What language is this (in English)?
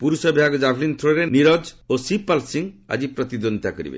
Odia